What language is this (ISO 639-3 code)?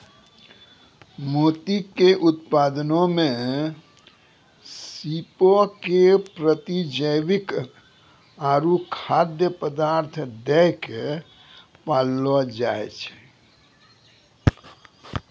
mai